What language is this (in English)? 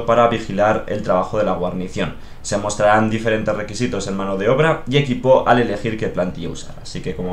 Spanish